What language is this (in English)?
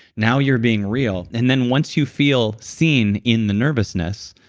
English